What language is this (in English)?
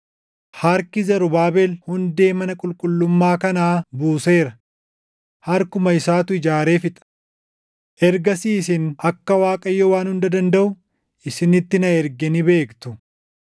Oromo